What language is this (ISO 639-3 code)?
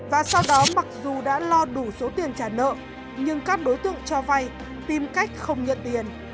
vie